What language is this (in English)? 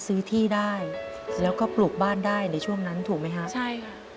Thai